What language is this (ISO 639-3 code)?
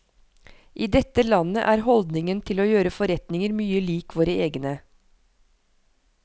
nor